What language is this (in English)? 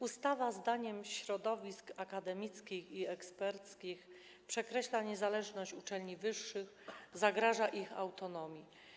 Polish